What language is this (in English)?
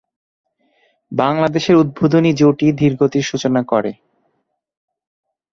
Bangla